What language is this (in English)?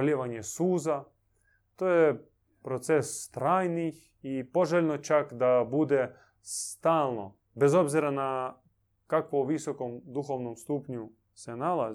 Croatian